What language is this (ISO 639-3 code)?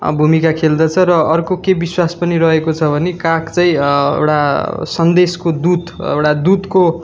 nep